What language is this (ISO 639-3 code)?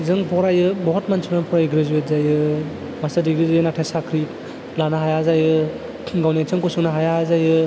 brx